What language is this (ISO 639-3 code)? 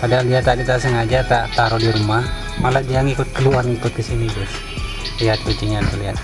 ind